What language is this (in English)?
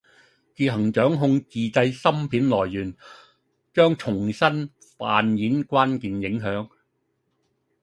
Cantonese